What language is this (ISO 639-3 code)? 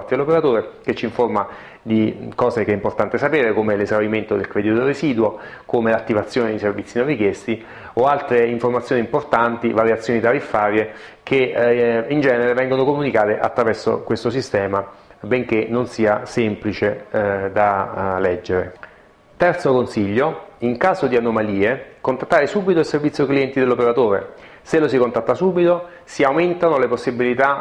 ita